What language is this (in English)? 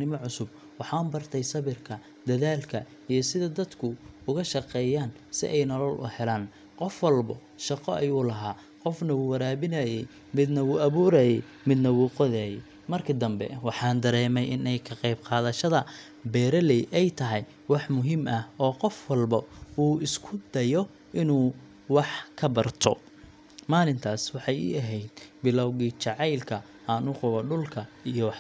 Somali